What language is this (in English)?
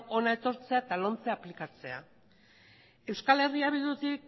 Basque